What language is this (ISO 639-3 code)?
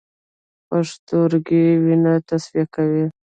pus